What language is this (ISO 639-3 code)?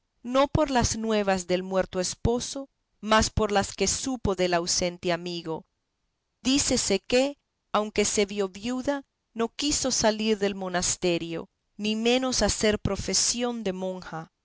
spa